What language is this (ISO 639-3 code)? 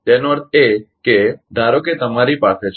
guj